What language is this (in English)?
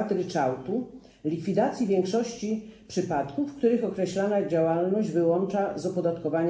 Polish